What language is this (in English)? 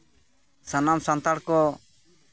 Santali